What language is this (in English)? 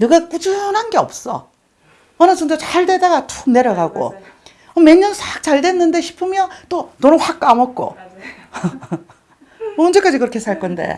Korean